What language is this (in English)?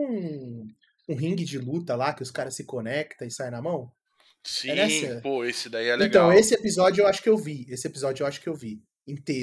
Portuguese